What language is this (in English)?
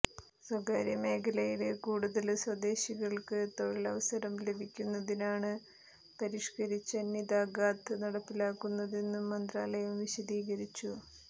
Malayalam